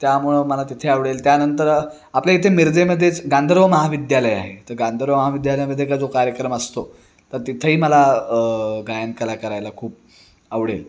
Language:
Marathi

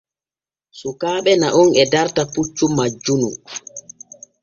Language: Borgu Fulfulde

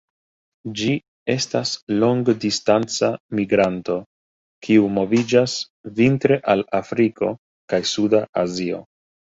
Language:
Esperanto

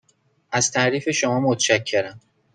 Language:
Persian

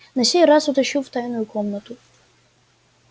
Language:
Russian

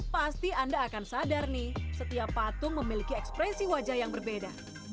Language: Indonesian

